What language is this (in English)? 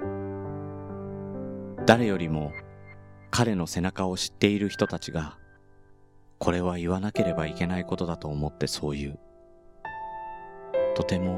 Japanese